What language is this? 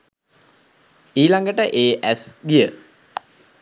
Sinhala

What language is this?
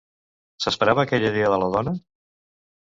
Catalan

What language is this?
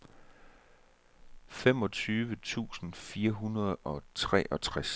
Danish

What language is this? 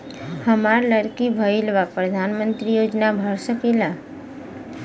Bhojpuri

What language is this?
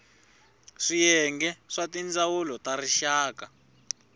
Tsonga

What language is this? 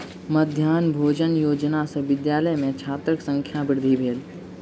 Maithili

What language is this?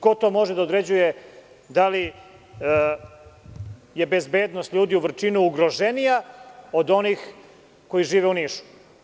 Serbian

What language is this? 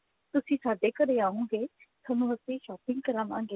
Punjabi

